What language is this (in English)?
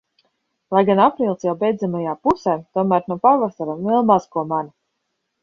Latvian